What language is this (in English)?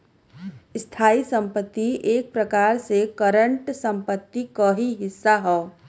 Bhojpuri